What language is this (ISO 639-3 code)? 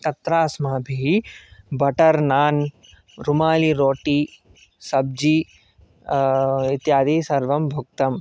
san